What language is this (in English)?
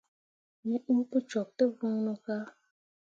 Mundang